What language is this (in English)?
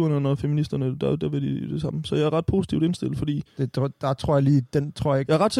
Danish